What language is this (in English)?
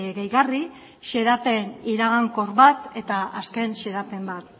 Basque